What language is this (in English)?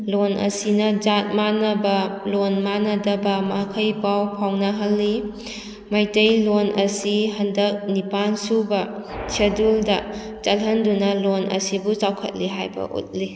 Manipuri